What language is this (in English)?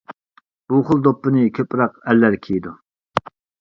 Uyghur